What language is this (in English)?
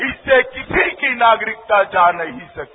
Hindi